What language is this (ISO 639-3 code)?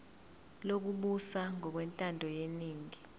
zul